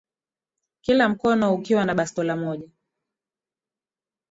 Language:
Swahili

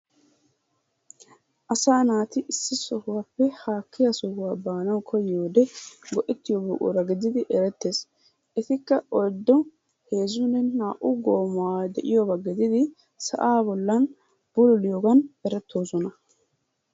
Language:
Wolaytta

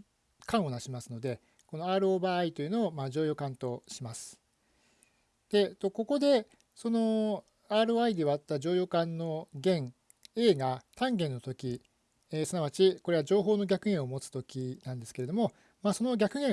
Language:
Japanese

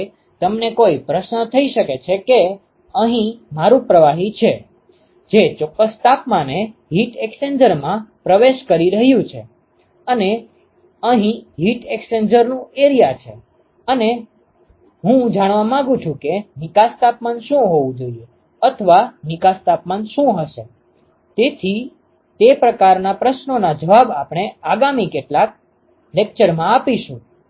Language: Gujarati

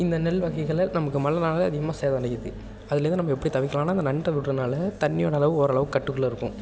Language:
Tamil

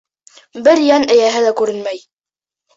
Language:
Bashkir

